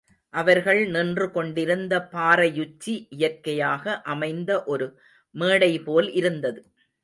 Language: Tamil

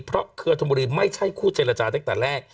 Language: Thai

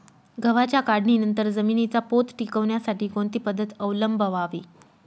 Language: Marathi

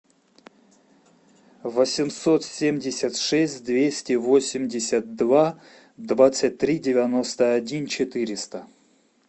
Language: Russian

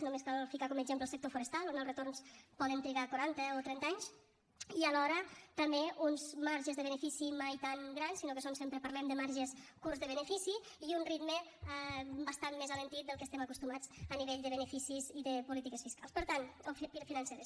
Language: Catalan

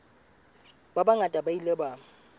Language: Southern Sotho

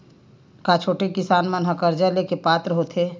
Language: Chhattisgarhi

